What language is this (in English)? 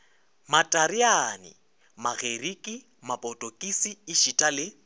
Northern Sotho